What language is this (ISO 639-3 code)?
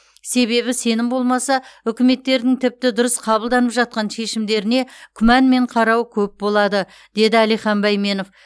kaz